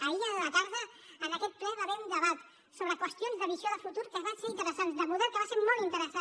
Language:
Catalan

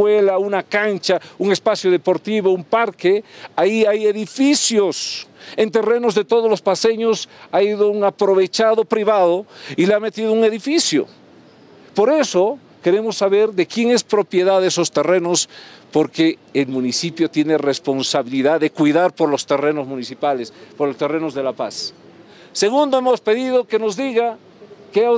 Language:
Spanish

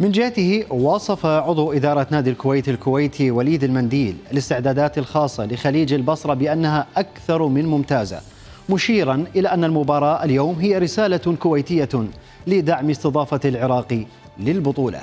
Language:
Arabic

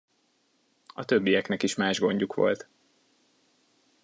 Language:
Hungarian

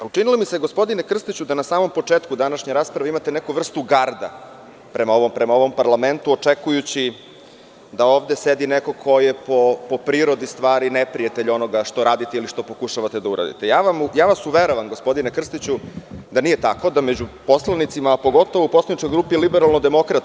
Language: Serbian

